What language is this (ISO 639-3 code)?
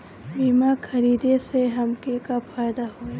bho